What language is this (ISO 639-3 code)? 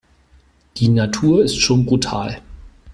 deu